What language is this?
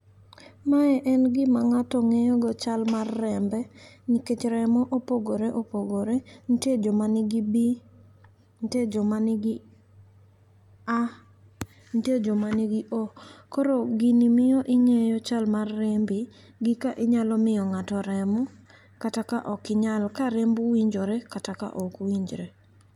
Luo (Kenya and Tanzania)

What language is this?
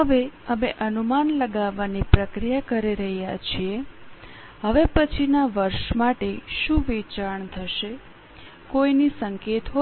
Gujarati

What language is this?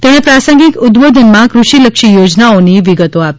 Gujarati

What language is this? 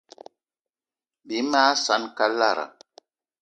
Eton (Cameroon)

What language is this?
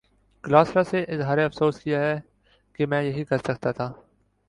Urdu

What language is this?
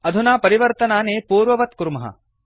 Sanskrit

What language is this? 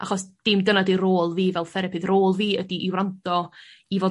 Welsh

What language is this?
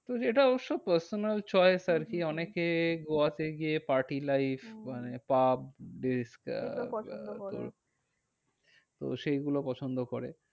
Bangla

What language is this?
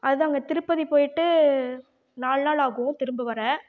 Tamil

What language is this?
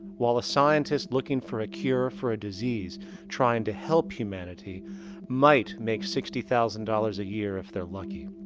English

